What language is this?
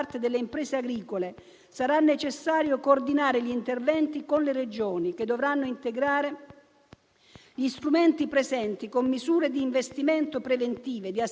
Italian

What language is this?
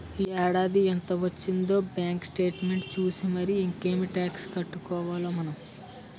Telugu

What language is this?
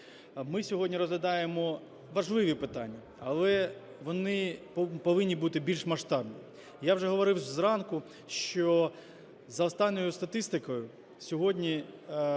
Ukrainian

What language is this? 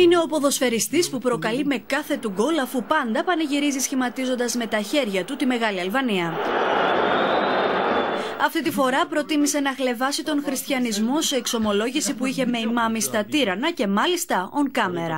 Greek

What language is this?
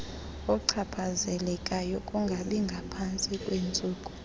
Xhosa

